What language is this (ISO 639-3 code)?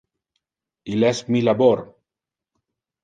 ina